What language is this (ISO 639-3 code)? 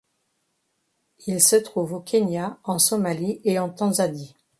fra